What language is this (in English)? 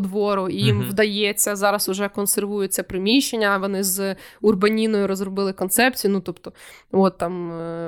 Ukrainian